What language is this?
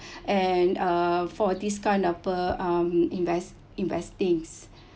English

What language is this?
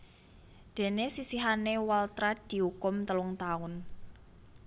Javanese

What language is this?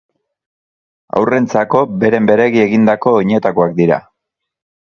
Basque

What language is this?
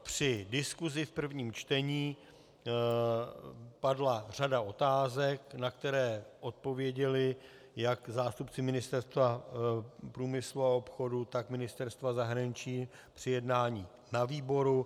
Czech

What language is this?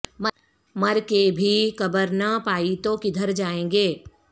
Urdu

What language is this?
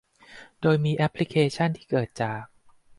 Thai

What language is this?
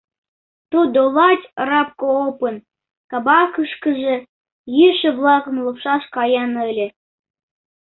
Mari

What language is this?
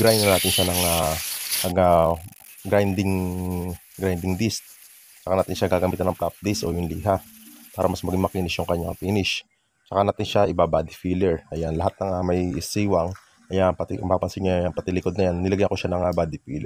Filipino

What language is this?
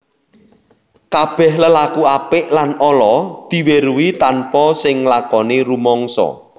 Javanese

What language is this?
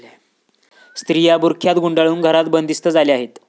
Marathi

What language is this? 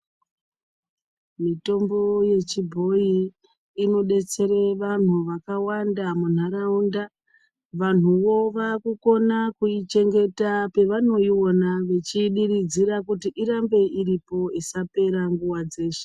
Ndau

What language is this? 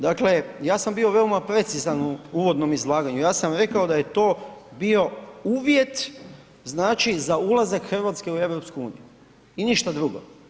Croatian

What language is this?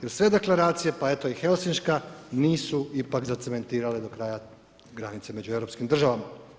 Croatian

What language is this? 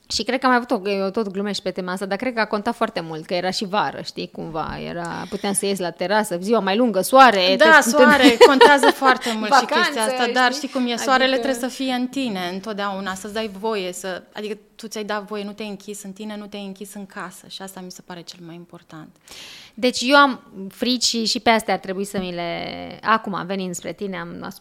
Romanian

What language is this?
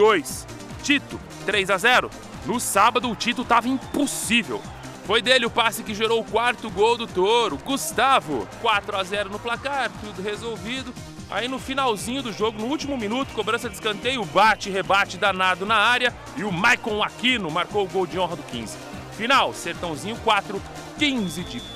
Portuguese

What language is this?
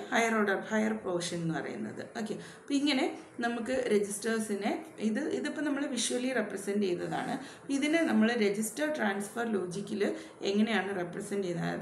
Malayalam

